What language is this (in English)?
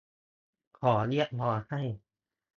Thai